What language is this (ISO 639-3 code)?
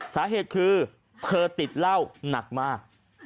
tha